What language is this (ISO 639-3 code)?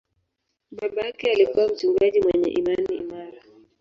swa